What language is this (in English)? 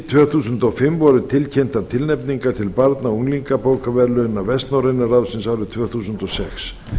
Icelandic